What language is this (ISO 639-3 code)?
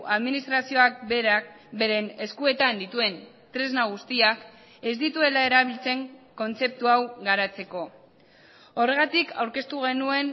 eus